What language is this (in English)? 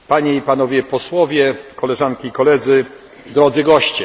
Polish